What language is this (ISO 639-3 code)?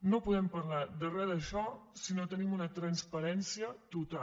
cat